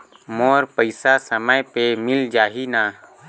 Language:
Chhattisgarhi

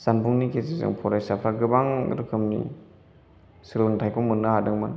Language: Bodo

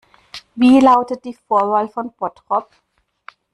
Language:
German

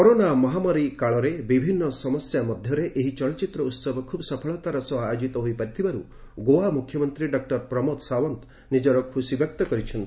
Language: Odia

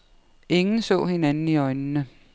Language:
Danish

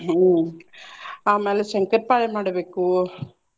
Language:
Kannada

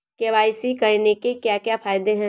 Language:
Hindi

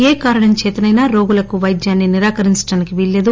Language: Telugu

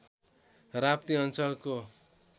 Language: Nepali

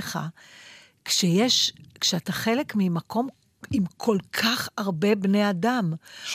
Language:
Hebrew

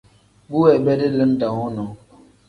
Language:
Tem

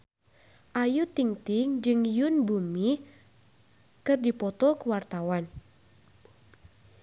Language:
Sundanese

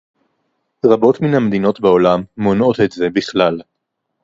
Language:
Hebrew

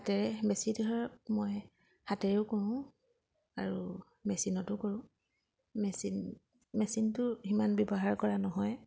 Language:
Assamese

